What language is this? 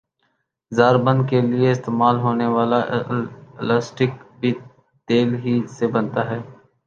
Urdu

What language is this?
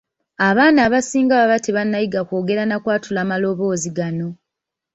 Ganda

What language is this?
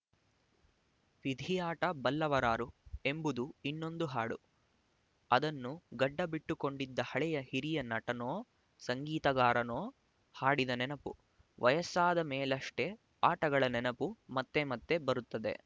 Kannada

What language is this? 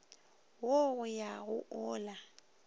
Northern Sotho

